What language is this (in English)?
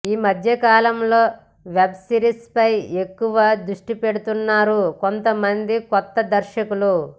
Telugu